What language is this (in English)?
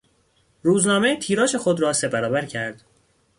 Persian